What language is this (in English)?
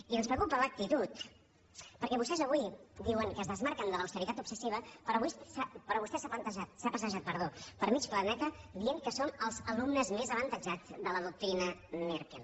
Catalan